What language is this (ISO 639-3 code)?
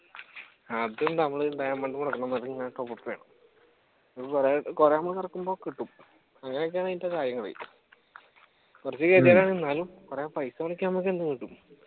mal